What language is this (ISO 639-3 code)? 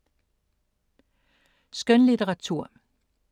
dan